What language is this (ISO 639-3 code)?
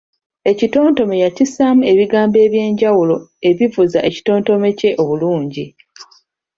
lug